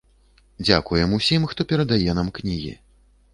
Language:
Belarusian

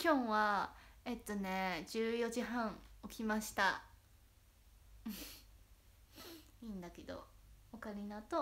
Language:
Japanese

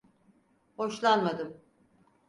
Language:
Turkish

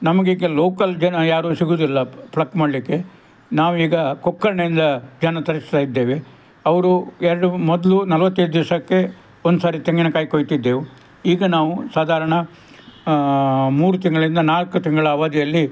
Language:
Kannada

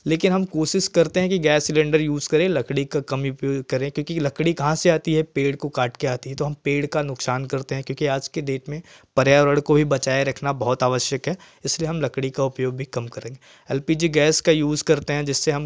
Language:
Hindi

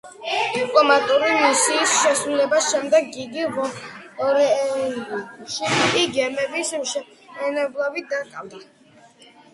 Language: Georgian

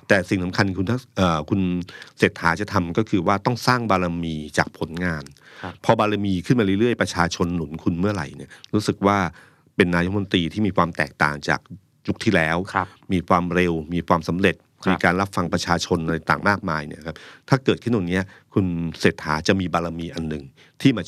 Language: Thai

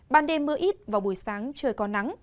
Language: Vietnamese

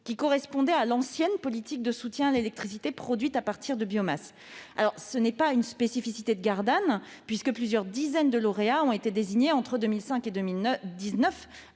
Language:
French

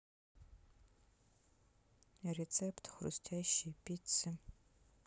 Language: Russian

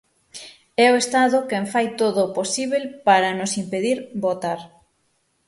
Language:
Galician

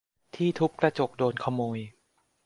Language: Thai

